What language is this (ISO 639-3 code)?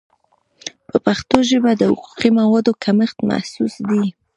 pus